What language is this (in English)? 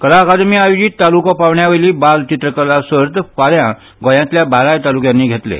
Konkani